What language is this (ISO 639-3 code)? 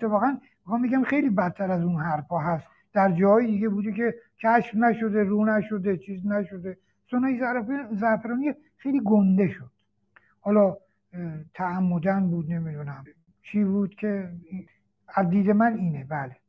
fas